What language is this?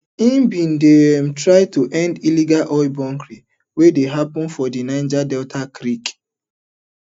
Nigerian Pidgin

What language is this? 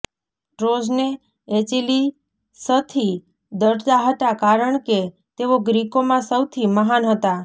Gujarati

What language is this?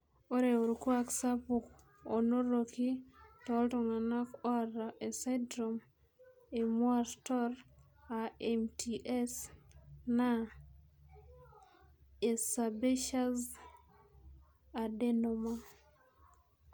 Masai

